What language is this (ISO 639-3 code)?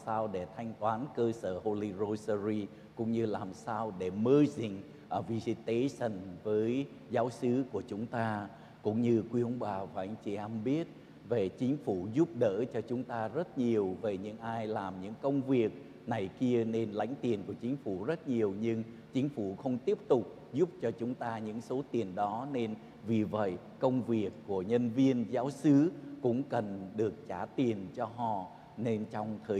vie